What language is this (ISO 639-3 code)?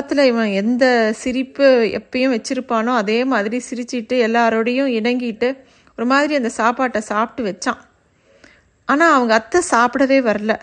tam